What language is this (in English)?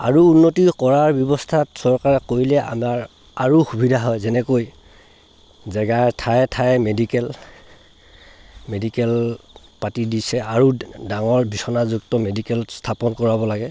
Assamese